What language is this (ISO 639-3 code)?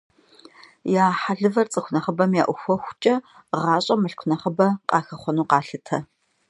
kbd